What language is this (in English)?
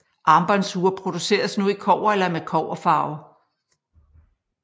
Danish